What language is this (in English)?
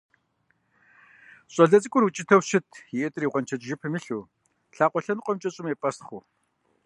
Kabardian